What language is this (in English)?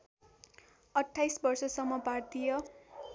Nepali